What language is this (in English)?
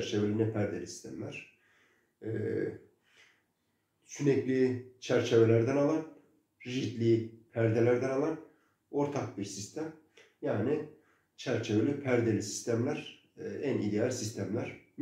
Turkish